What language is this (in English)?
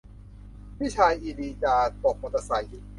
Thai